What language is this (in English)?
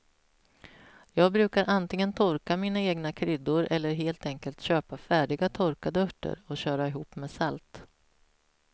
Swedish